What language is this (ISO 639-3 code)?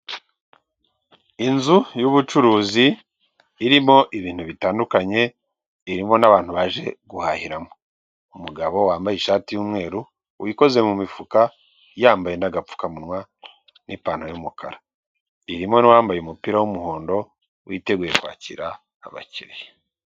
kin